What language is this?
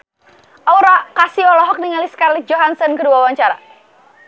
Sundanese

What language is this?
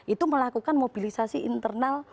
Indonesian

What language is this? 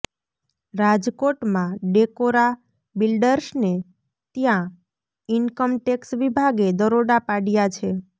Gujarati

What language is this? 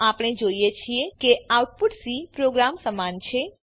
Gujarati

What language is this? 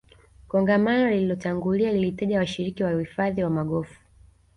Swahili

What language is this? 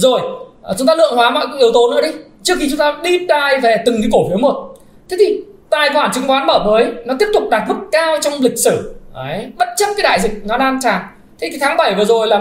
Vietnamese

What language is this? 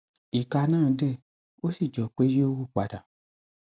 Yoruba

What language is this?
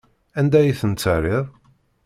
Kabyle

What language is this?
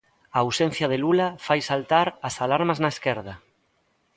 Galician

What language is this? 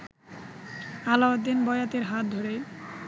Bangla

